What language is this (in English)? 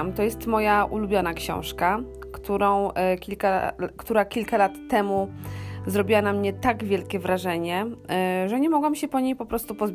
Polish